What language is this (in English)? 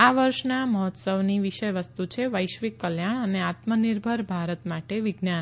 Gujarati